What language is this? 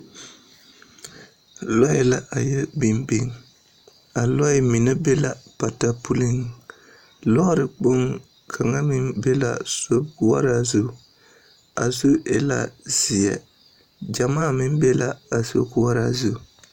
Southern Dagaare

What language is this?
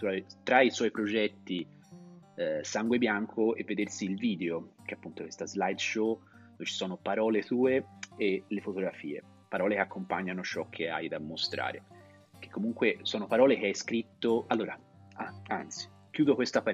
Italian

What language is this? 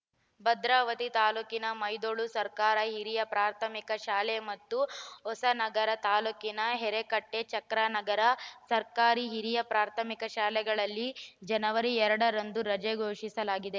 Kannada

